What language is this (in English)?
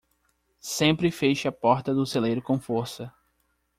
Portuguese